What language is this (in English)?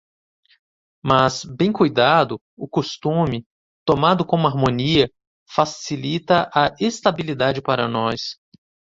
Portuguese